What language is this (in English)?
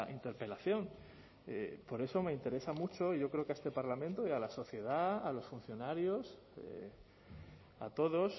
Spanish